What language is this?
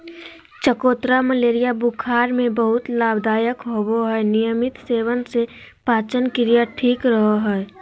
Magahi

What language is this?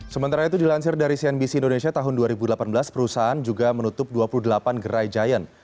Indonesian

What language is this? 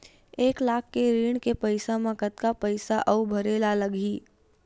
Chhattisgarhi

